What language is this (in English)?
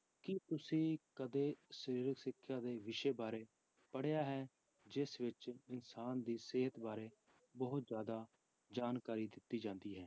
Punjabi